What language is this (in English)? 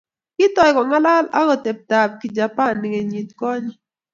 Kalenjin